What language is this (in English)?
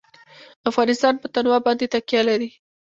Pashto